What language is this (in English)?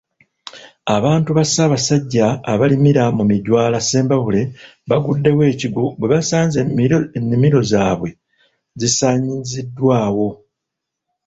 Ganda